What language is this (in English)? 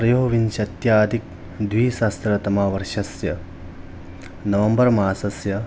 Sanskrit